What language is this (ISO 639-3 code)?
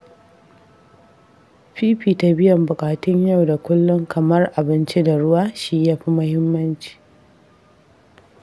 hau